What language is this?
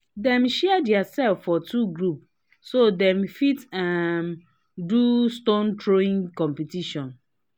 Nigerian Pidgin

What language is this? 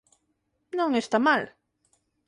Galician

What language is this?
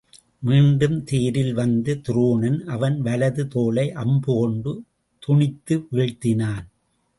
Tamil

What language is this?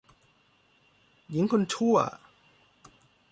Thai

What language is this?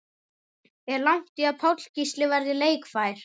Icelandic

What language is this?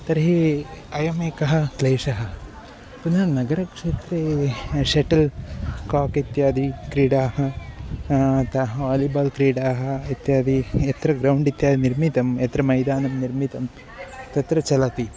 Sanskrit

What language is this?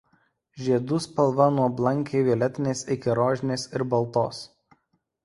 Lithuanian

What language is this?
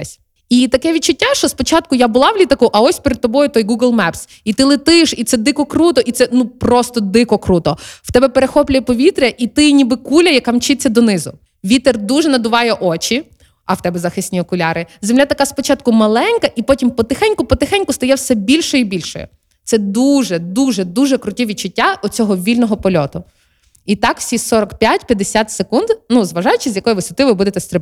Ukrainian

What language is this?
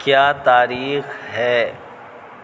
Urdu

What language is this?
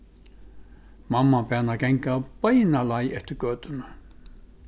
Faroese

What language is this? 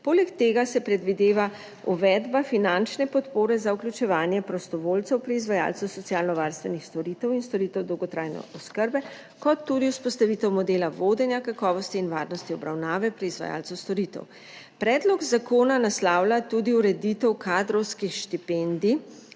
Slovenian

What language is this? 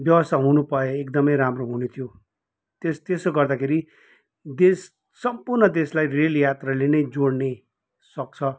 Nepali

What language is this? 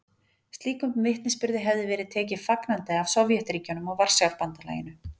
Icelandic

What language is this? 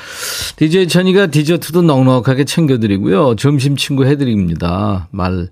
Korean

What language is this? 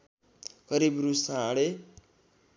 Nepali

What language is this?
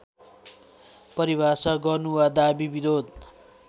Nepali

